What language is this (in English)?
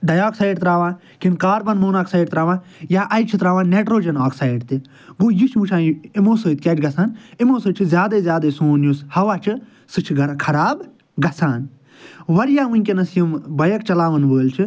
Kashmiri